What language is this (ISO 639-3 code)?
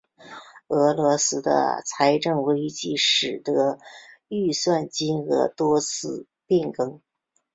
zho